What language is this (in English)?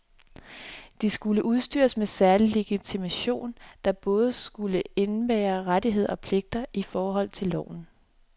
Danish